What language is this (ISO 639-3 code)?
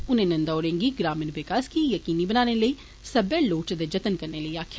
doi